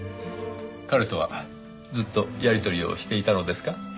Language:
Japanese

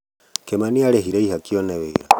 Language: Kikuyu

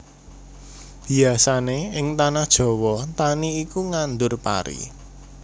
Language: Javanese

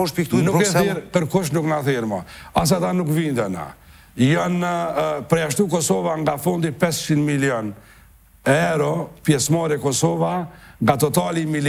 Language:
Romanian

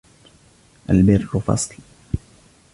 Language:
Arabic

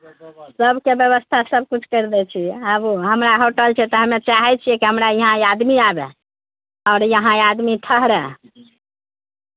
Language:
Maithili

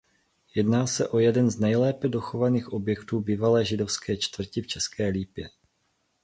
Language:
Czech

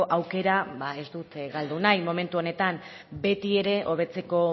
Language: Basque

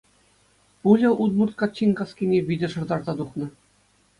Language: Chuvash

